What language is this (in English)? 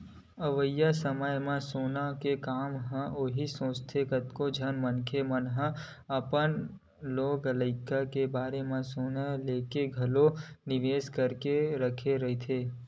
Chhattisgarhi